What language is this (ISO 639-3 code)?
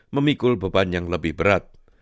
ind